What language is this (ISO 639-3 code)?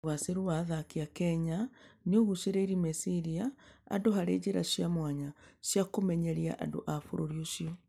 kik